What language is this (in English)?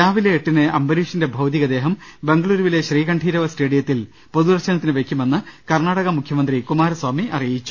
Malayalam